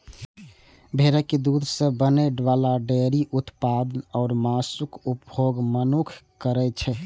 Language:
Maithili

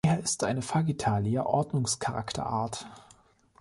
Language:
German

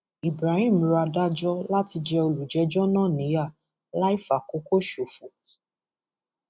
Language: Yoruba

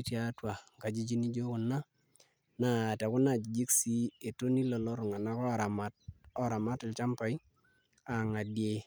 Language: Masai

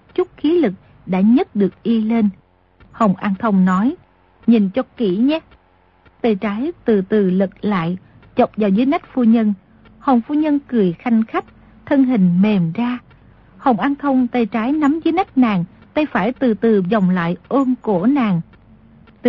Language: Vietnamese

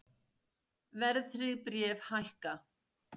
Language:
Icelandic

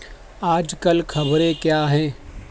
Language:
Urdu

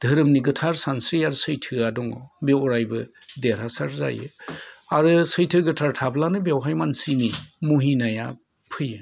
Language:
Bodo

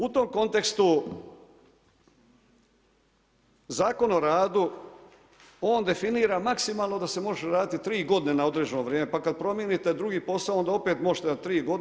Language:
Croatian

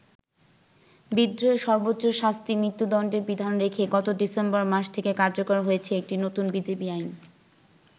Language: Bangla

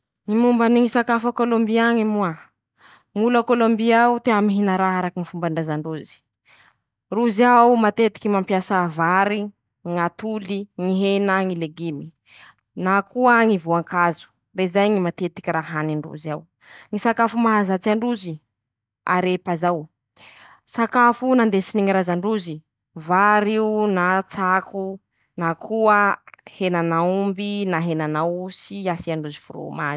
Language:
Masikoro Malagasy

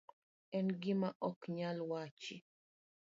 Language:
Luo (Kenya and Tanzania)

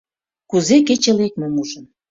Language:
Mari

